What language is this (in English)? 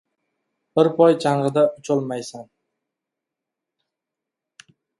Uzbek